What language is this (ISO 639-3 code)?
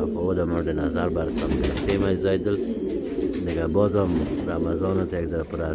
fas